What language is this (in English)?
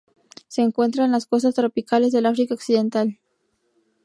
Spanish